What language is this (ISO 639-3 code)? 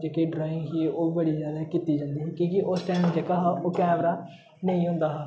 doi